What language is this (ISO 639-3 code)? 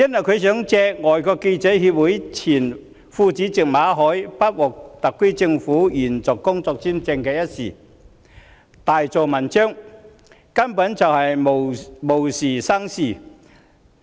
yue